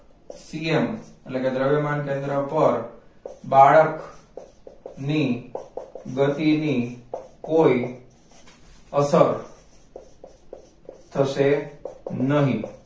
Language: Gujarati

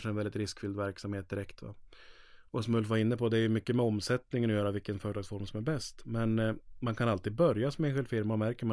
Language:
Swedish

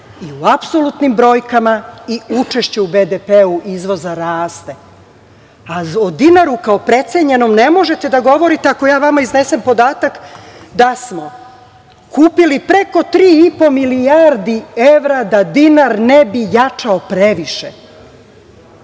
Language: Serbian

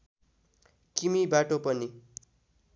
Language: Nepali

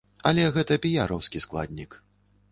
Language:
Belarusian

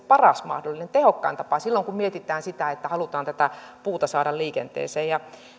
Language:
Finnish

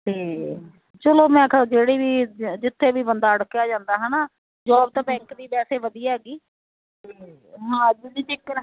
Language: Punjabi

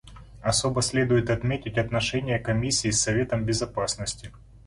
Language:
Russian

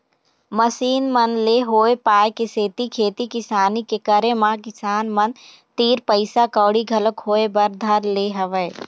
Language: Chhattisgarhi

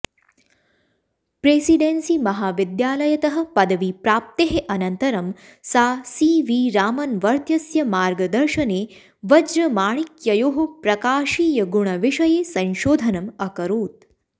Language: Sanskrit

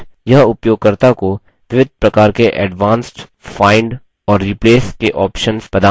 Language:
Hindi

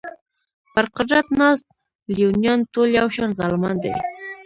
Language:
Pashto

